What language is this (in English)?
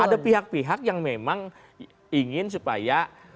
Indonesian